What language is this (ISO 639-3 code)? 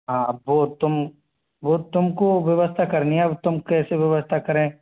hin